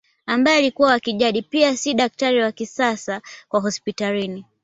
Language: Swahili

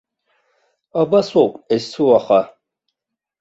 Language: Abkhazian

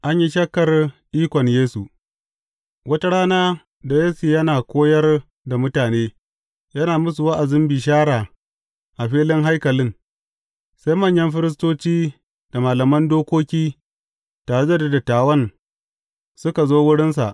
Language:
Hausa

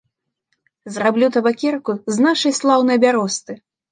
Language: Belarusian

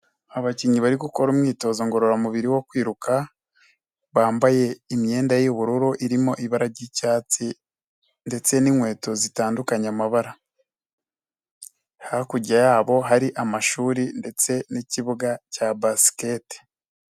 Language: Kinyarwanda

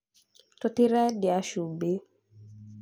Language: Kikuyu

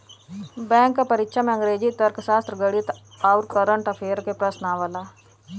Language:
Bhojpuri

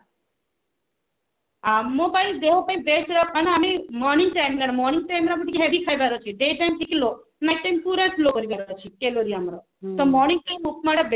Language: Odia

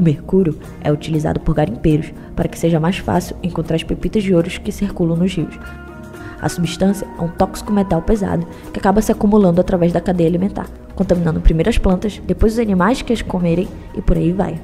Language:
Portuguese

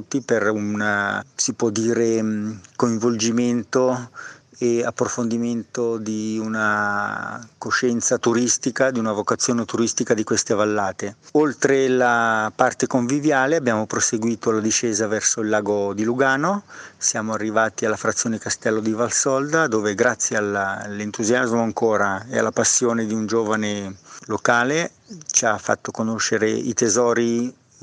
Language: Italian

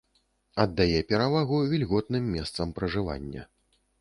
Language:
Belarusian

